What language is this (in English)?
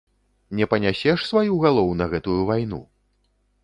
Belarusian